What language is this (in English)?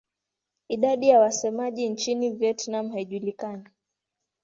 Swahili